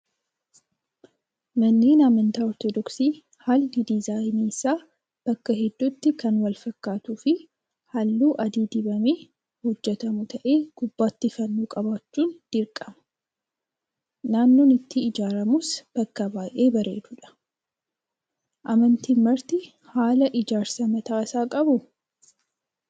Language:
Oromo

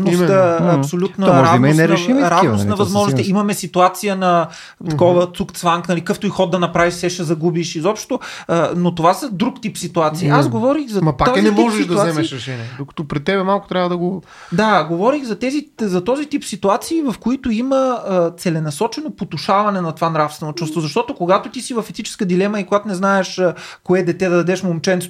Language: Bulgarian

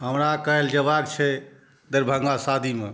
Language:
Maithili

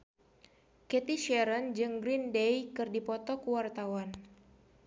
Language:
Sundanese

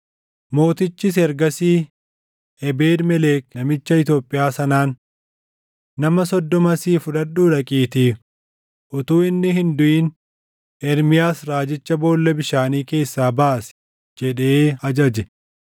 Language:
Oromo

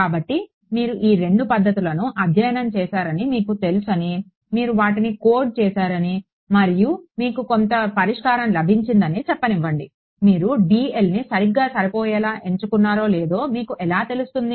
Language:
Telugu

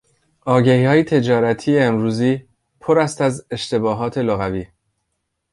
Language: Persian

